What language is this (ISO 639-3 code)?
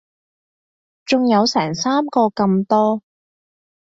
yue